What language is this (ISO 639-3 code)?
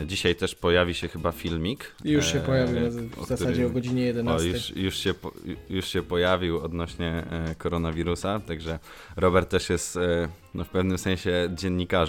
pol